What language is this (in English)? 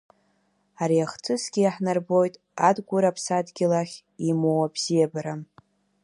Abkhazian